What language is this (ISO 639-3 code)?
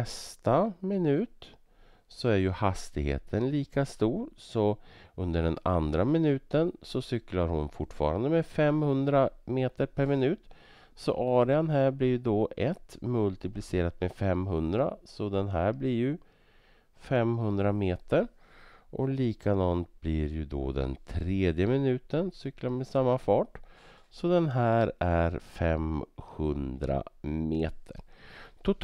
swe